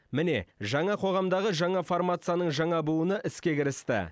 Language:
Kazakh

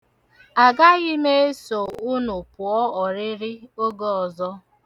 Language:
Igbo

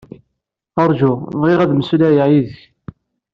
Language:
Kabyle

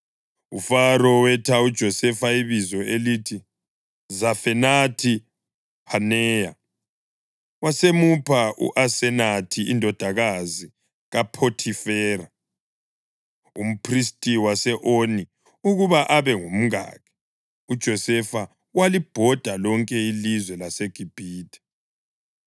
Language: North Ndebele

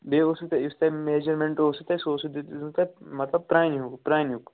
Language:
Kashmiri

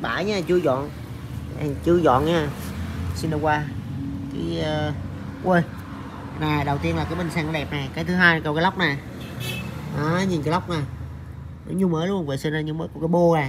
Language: Vietnamese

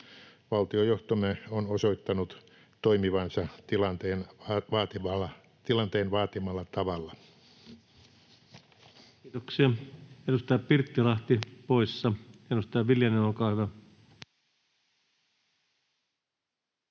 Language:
Finnish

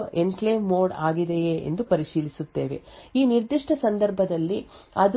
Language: Kannada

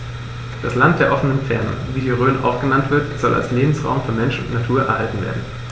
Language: German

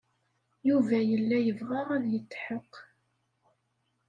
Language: Kabyle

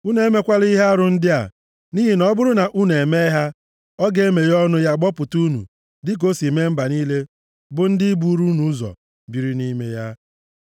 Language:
Igbo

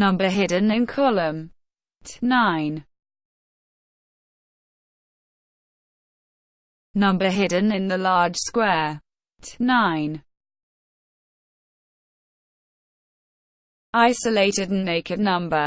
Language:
English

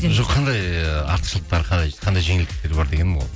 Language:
Kazakh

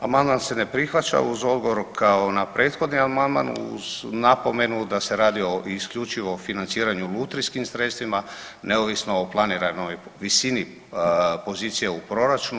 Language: Croatian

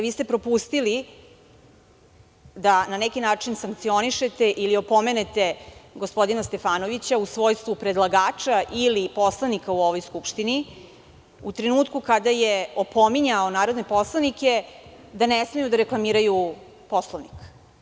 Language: Serbian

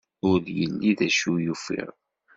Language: Kabyle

